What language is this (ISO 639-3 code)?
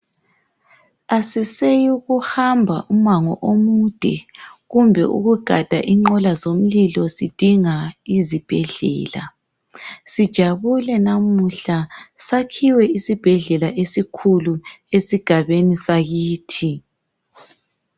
nde